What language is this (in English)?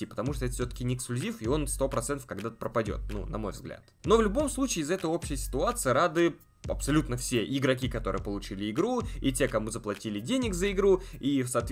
Russian